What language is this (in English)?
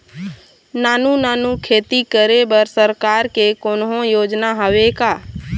Chhattisgarhi